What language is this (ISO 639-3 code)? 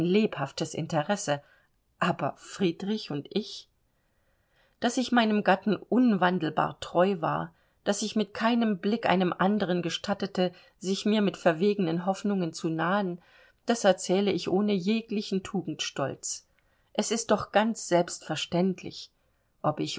deu